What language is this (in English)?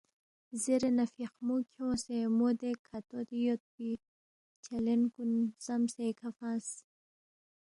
Balti